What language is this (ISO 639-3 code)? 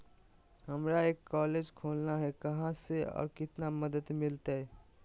mag